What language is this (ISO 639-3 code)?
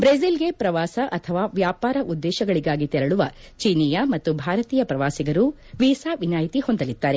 kan